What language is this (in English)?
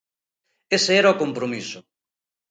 Galician